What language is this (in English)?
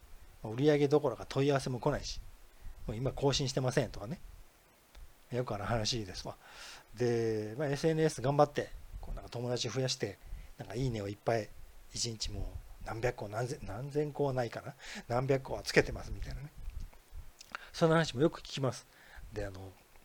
Japanese